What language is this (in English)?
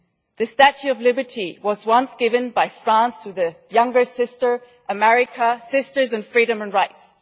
English